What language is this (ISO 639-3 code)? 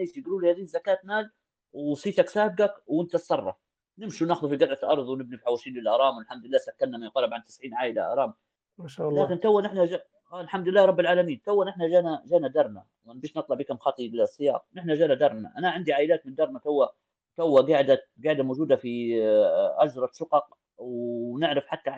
ara